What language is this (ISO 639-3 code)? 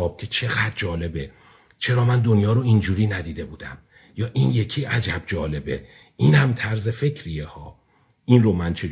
fas